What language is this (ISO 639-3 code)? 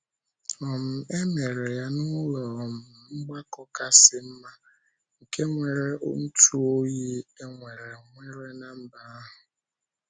ibo